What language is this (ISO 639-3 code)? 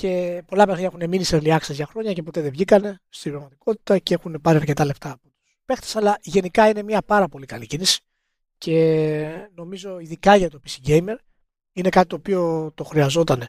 ell